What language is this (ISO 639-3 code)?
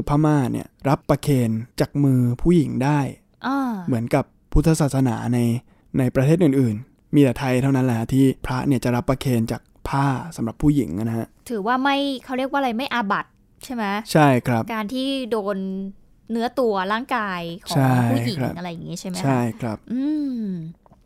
tha